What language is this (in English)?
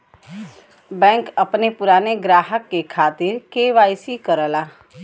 Bhojpuri